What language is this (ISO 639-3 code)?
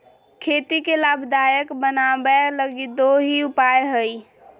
mag